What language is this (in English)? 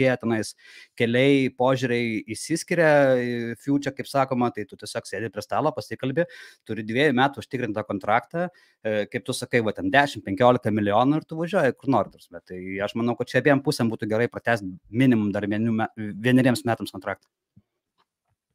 Lithuanian